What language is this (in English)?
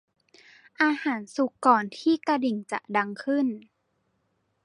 Thai